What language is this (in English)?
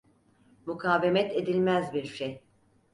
Turkish